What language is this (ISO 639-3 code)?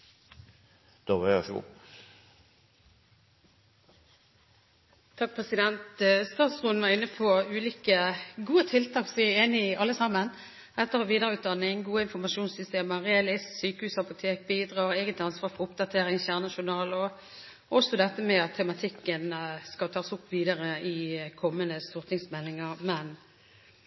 nob